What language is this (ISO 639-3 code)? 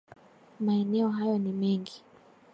swa